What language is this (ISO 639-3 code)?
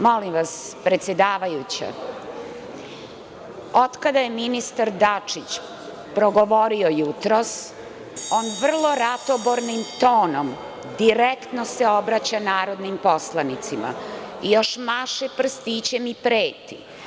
srp